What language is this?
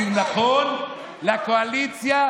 Hebrew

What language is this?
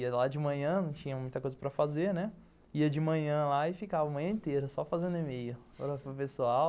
Portuguese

